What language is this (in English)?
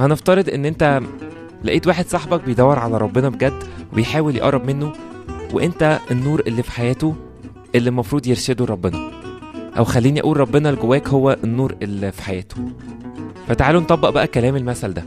Arabic